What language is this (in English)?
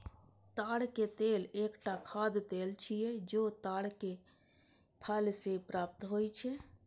Maithili